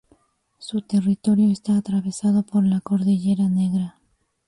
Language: Spanish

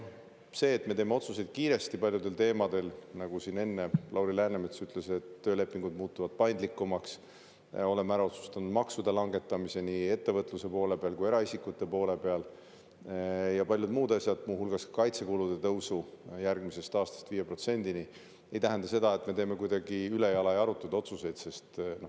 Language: Estonian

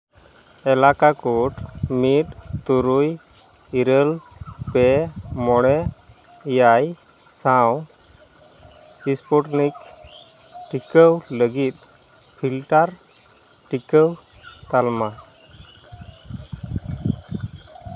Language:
Santali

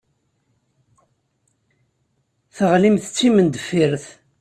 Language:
Kabyle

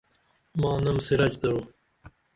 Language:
Dameli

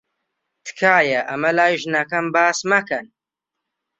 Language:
Central Kurdish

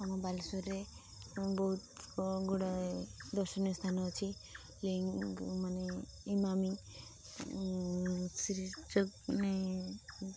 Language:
Odia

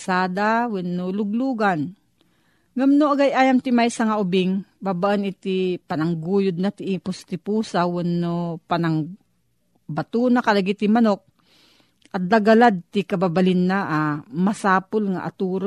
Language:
Filipino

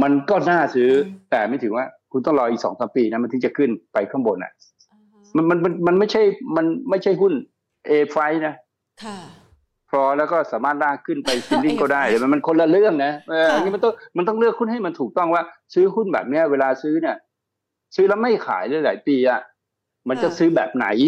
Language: Thai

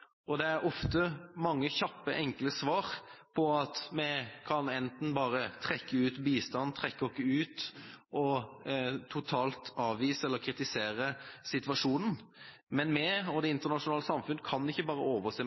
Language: Norwegian Bokmål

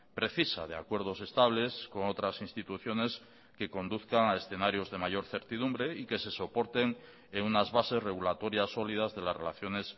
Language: Spanish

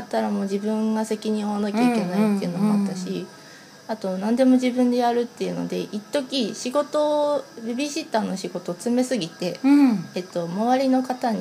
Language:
Japanese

